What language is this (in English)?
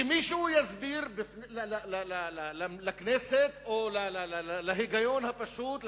Hebrew